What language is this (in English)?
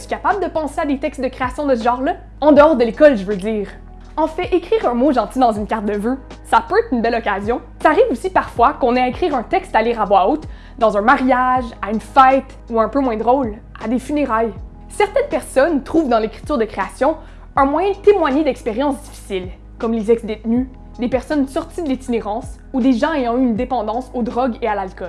French